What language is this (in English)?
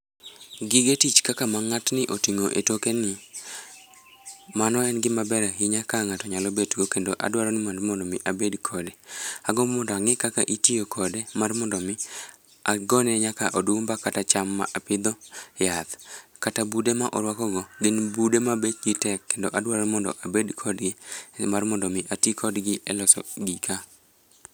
Luo (Kenya and Tanzania)